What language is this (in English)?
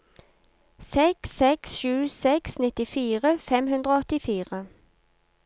Norwegian